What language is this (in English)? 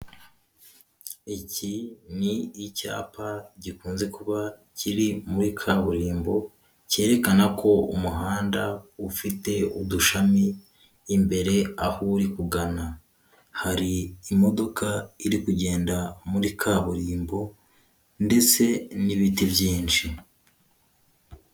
Kinyarwanda